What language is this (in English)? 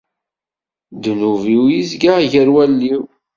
Kabyle